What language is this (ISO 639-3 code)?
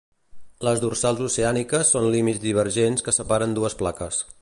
cat